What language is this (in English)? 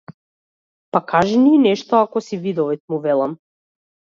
Macedonian